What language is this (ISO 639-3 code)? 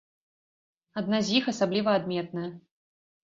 bel